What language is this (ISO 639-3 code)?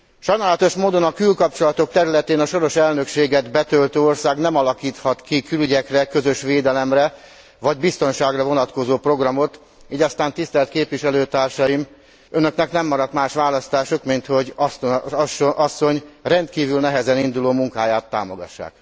hun